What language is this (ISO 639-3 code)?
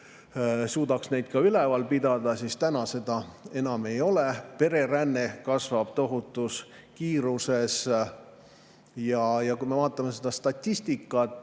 est